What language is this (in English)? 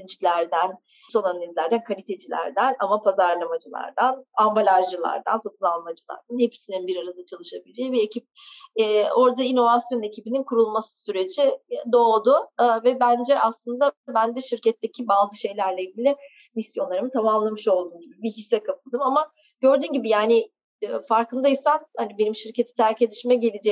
Turkish